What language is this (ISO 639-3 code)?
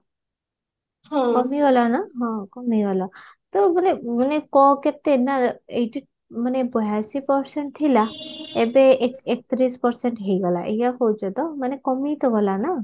ori